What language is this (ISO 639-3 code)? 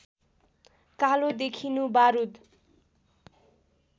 nep